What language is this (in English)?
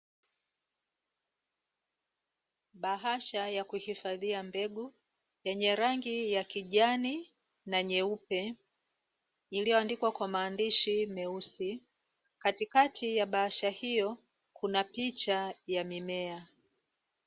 Swahili